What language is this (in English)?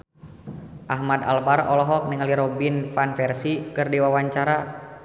Sundanese